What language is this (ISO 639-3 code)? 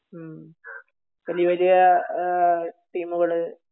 mal